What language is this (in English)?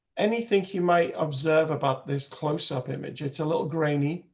English